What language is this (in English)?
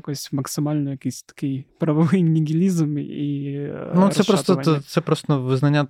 Ukrainian